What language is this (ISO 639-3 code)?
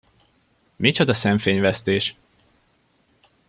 hun